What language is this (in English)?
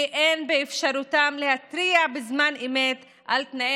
Hebrew